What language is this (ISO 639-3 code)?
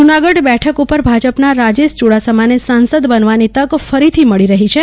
guj